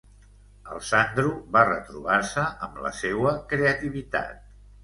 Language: Catalan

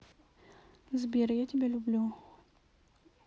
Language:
Russian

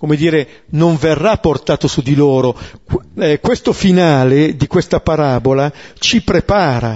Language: Italian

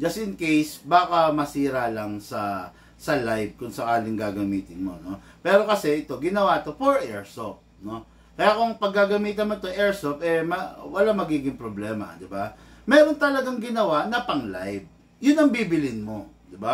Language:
Filipino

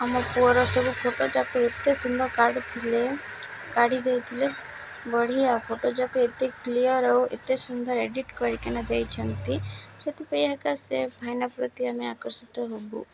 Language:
Odia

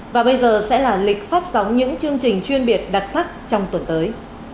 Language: Vietnamese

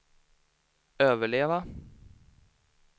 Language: Swedish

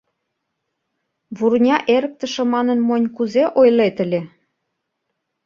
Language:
Mari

